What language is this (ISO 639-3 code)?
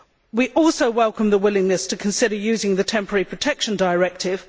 eng